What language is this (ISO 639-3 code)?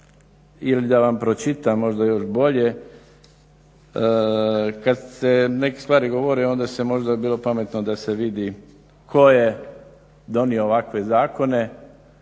hrv